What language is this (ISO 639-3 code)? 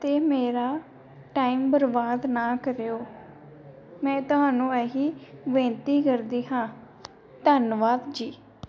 pan